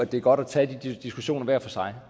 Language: Danish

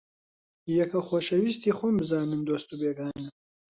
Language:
Central Kurdish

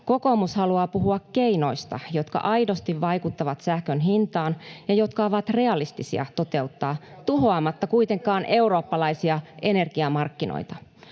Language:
Finnish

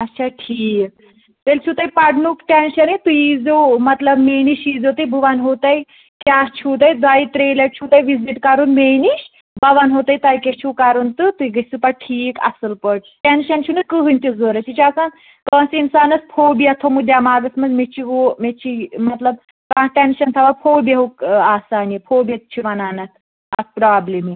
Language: Kashmiri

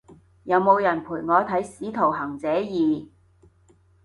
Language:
Cantonese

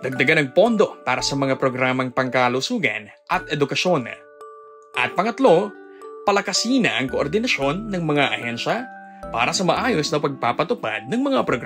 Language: Filipino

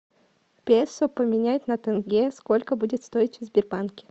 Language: Russian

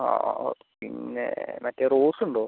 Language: Malayalam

